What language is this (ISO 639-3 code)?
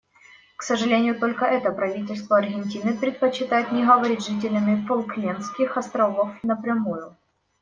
rus